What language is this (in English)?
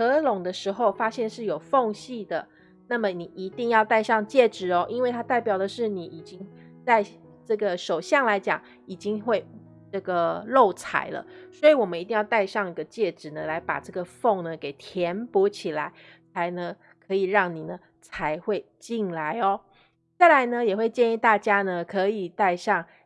Chinese